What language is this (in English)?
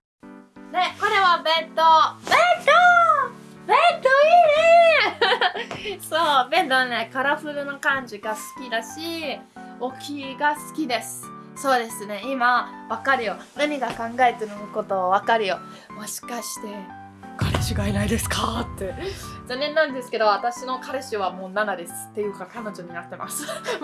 Japanese